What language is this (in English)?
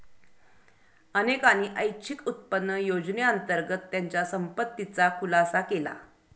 Marathi